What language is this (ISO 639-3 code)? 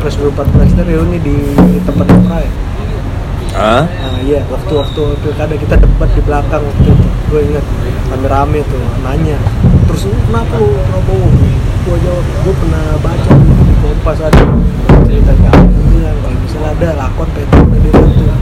ind